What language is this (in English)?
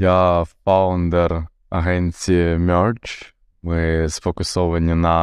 Ukrainian